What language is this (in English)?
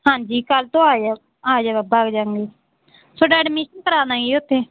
Punjabi